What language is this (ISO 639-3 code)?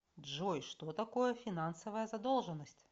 rus